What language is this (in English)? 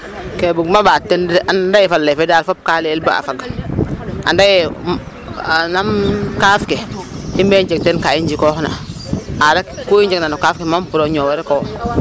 Serer